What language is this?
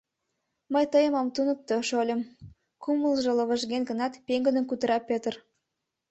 Mari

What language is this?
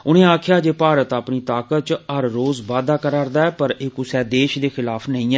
Dogri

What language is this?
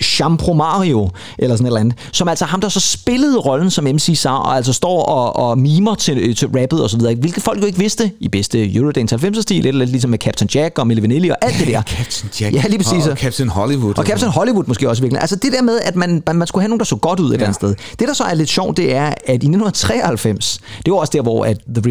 Danish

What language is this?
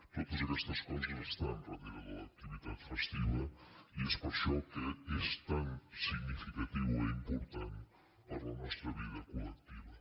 Catalan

